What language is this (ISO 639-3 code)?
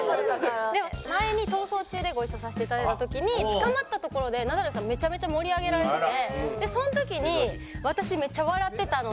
jpn